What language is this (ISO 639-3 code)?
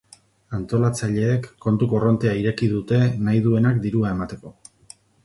eus